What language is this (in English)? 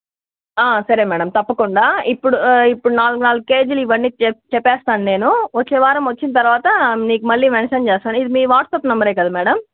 Telugu